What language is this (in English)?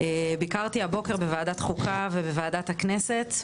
Hebrew